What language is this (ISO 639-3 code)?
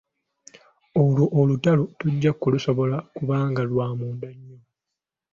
lug